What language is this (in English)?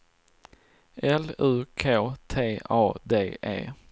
Swedish